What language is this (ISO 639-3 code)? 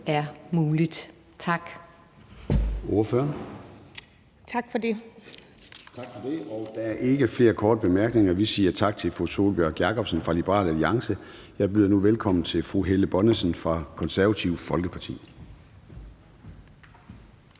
dan